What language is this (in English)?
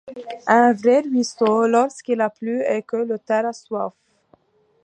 French